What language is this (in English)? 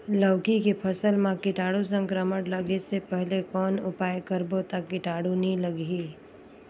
Chhattisgarhi